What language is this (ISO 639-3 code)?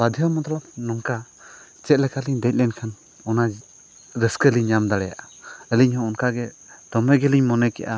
sat